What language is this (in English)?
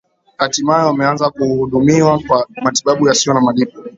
Swahili